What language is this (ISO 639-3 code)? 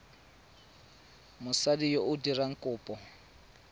tsn